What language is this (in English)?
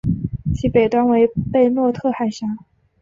Chinese